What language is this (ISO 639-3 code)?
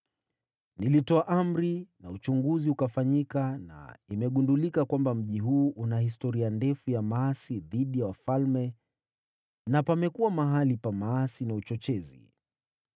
swa